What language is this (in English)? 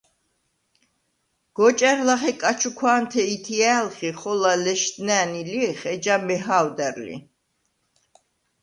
Svan